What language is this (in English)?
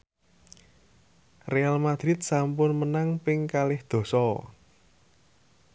Javanese